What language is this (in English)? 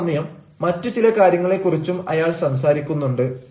Malayalam